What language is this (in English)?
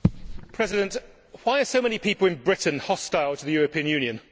English